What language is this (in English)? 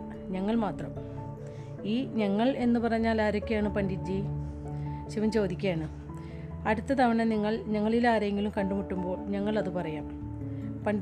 Malayalam